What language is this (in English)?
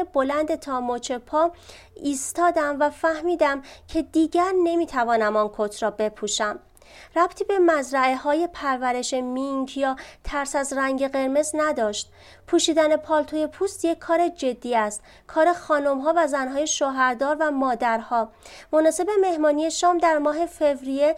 Persian